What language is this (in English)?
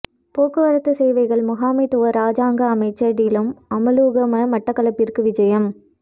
Tamil